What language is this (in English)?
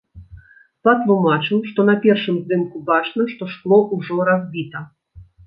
Belarusian